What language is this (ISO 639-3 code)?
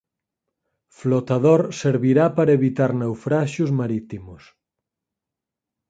glg